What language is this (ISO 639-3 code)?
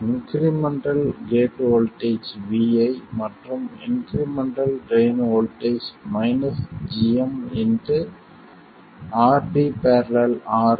tam